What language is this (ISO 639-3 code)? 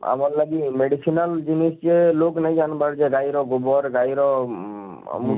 ori